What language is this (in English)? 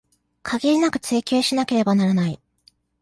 Japanese